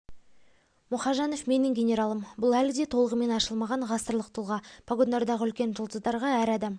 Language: Kazakh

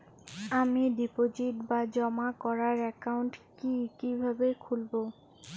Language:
Bangla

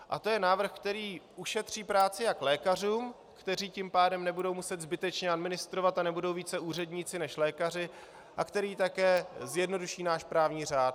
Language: Czech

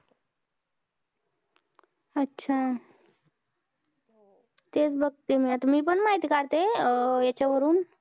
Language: Marathi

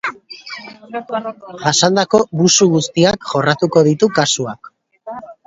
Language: Basque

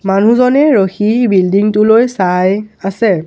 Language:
Assamese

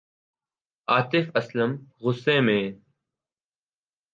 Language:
Urdu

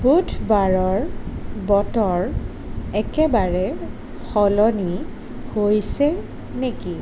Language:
Assamese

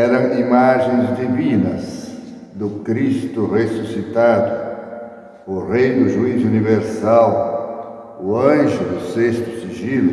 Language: Portuguese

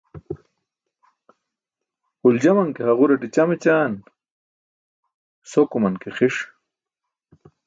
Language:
Burushaski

